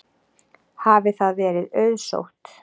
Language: Icelandic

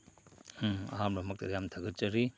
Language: Manipuri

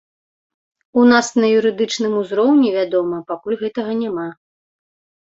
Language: Belarusian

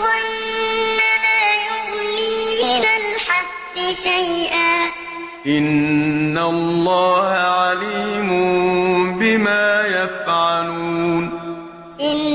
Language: Arabic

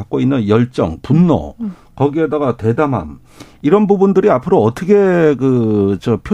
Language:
Korean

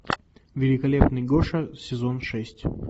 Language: Russian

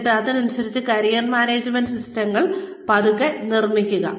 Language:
Malayalam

